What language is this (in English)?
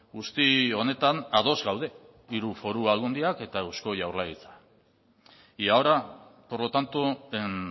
Basque